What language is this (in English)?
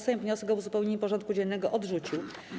Polish